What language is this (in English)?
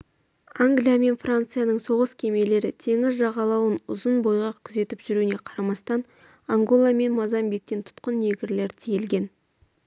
Kazakh